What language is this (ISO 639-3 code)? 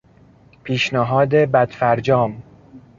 fas